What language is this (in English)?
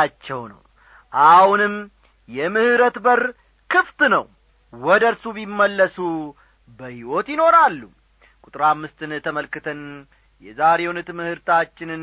Amharic